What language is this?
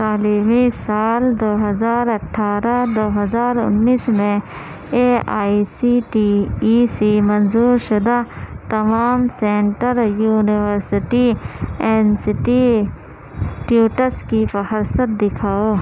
Urdu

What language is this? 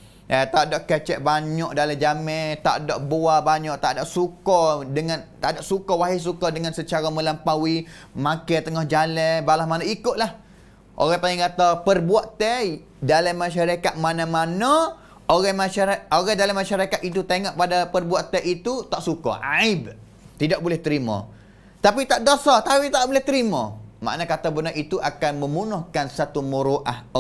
Malay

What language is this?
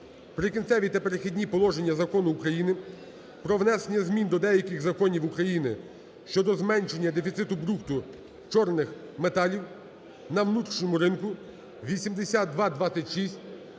Ukrainian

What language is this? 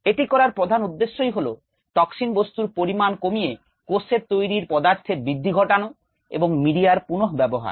Bangla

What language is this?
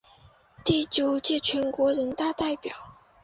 Chinese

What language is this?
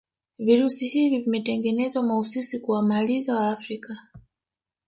Swahili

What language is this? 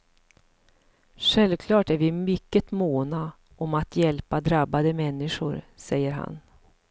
Swedish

